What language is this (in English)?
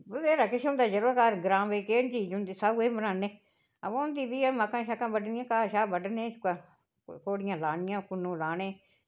Dogri